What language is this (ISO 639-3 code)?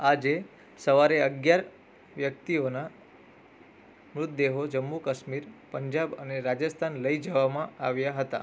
guj